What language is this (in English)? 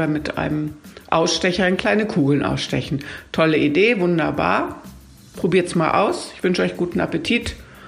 German